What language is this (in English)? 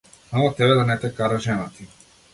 Macedonian